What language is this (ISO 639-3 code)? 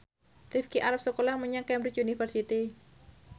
jav